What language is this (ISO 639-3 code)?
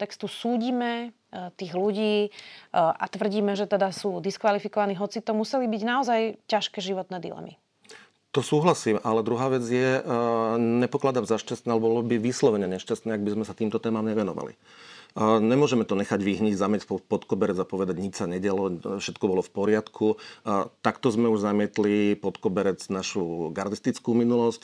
slk